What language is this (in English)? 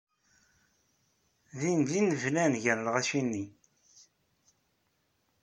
Kabyle